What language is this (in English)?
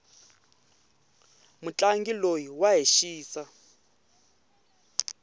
Tsonga